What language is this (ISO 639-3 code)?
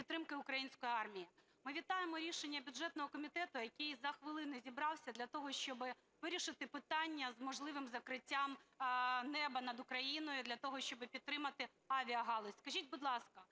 ukr